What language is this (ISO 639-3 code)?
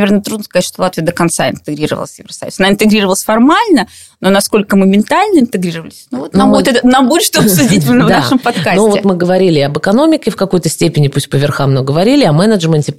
rus